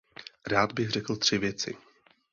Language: Czech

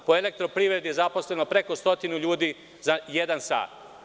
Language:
Serbian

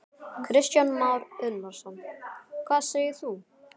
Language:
Icelandic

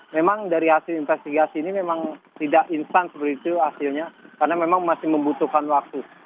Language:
Indonesian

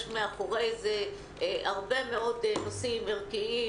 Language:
Hebrew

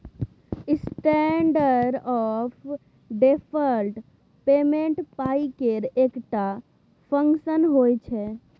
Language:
Maithili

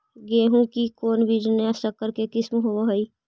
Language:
Magahi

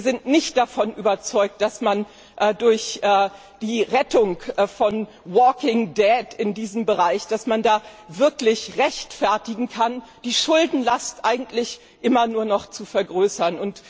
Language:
German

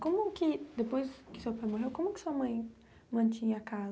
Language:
Portuguese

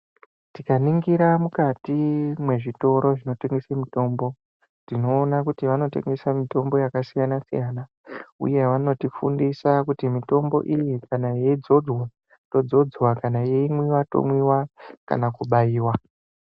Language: Ndau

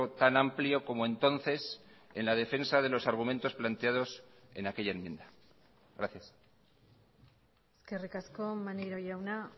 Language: Spanish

